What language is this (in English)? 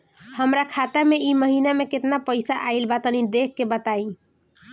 Bhojpuri